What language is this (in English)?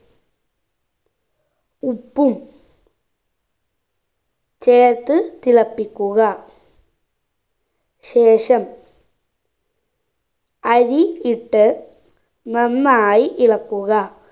Malayalam